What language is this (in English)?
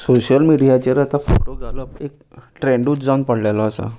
Konkani